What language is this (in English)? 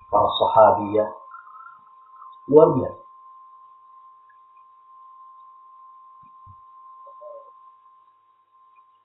Indonesian